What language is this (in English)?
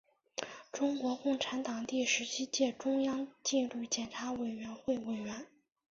Chinese